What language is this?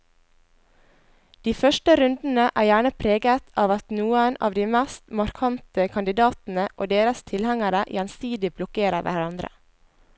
Norwegian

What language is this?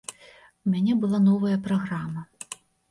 Belarusian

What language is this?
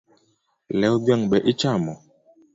Luo (Kenya and Tanzania)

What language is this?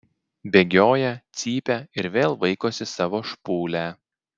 Lithuanian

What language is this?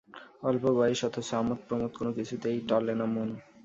Bangla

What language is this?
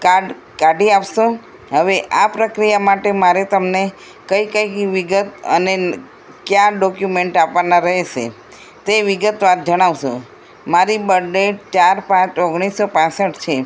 Gujarati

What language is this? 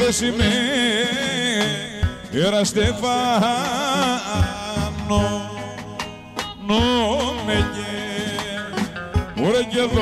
Romanian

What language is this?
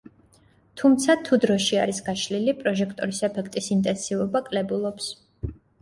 Georgian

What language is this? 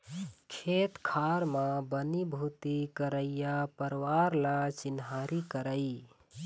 Chhattisgarhi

